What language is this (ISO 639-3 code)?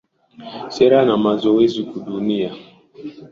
swa